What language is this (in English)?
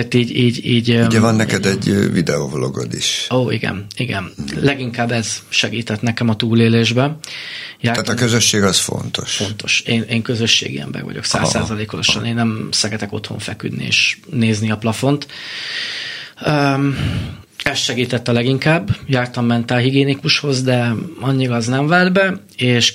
Hungarian